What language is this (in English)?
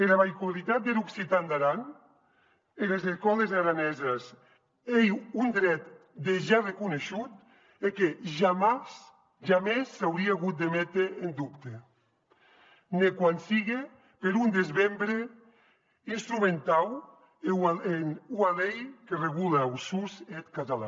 Catalan